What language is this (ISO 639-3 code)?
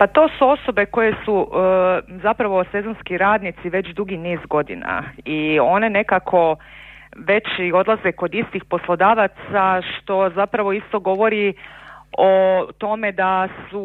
hrv